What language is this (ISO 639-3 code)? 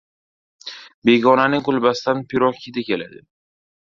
uzb